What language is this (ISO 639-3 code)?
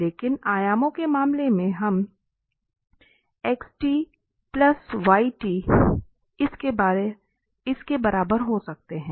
hin